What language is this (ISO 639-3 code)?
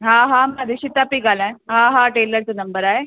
snd